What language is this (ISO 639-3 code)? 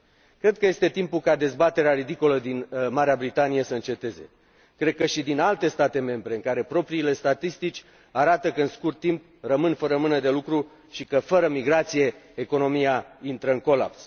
ron